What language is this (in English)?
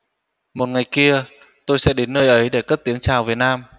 Vietnamese